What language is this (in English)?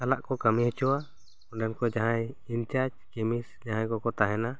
Santali